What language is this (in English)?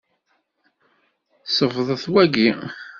Kabyle